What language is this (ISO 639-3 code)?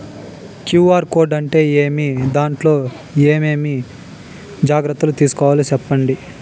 tel